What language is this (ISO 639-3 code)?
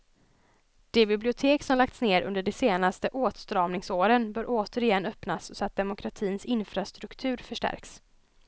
swe